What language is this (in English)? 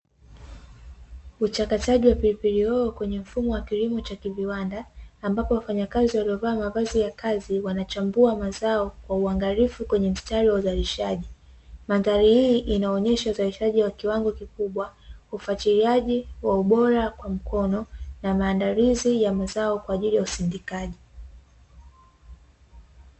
Swahili